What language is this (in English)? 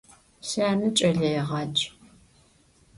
Adyghe